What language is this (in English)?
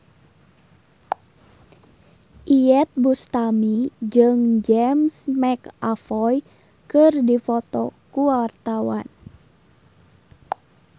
Sundanese